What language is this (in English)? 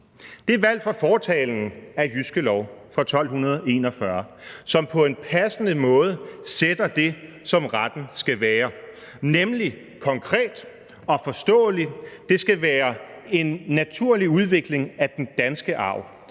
Danish